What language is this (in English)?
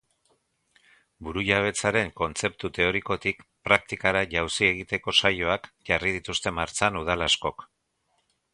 Basque